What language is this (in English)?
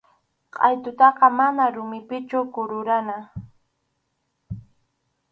Arequipa-La Unión Quechua